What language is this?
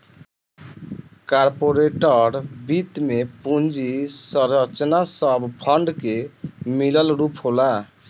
Bhojpuri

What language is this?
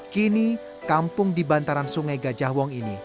Indonesian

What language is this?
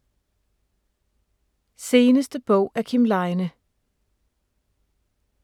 Danish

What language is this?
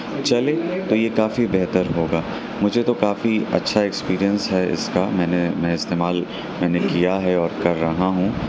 Urdu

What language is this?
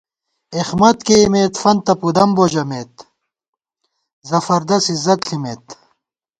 Gawar-Bati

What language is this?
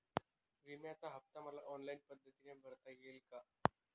Marathi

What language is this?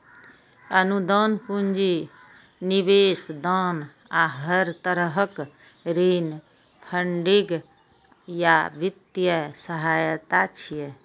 Maithili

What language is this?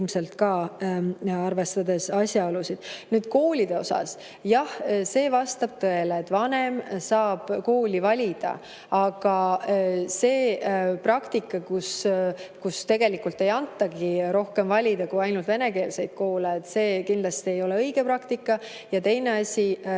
Estonian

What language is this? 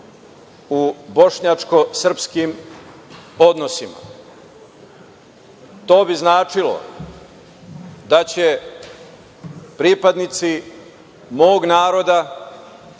Serbian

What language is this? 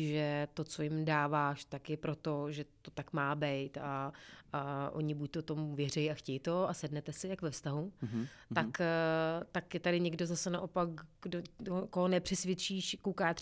Czech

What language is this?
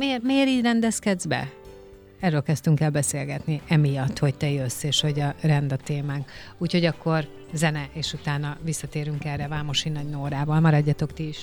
Hungarian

